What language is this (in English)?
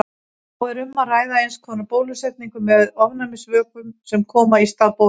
Icelandic